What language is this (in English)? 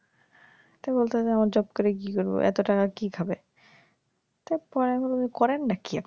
Bangla